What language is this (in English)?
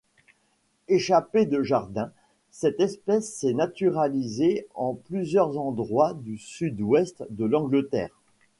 French